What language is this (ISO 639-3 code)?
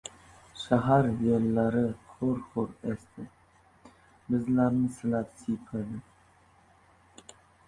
uzb